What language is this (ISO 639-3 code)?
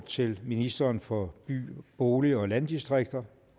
dan